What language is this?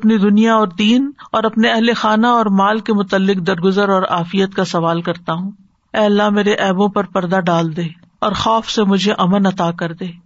Urdu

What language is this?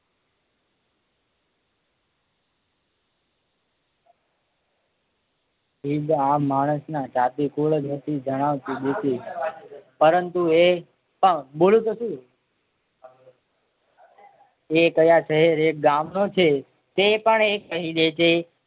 Gujarati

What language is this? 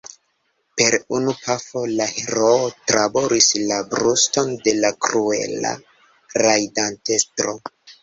Esperanto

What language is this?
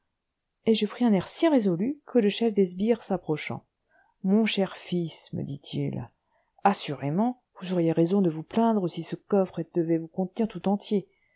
French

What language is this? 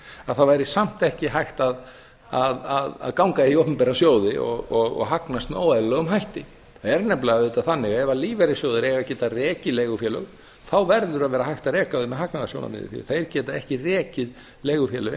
Icelandic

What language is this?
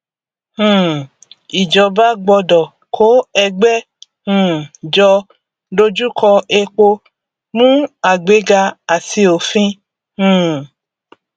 Yoruba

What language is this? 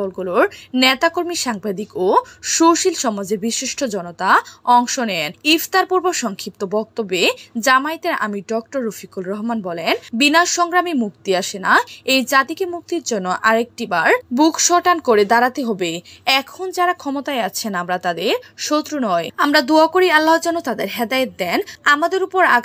Bangla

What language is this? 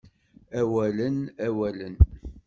Kabyle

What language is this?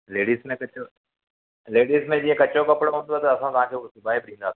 Sindhi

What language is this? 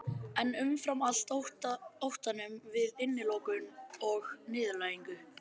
Icelandic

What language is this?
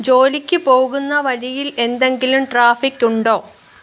Malayalam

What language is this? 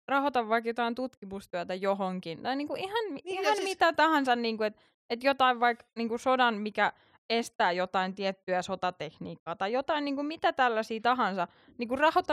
Finnish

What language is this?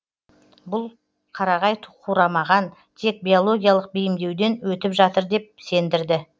Kazakh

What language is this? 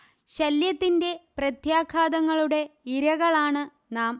Malayalam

